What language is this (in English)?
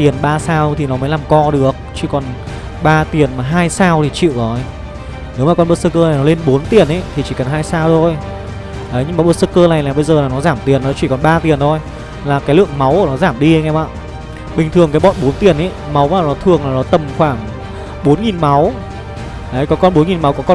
Vietnamese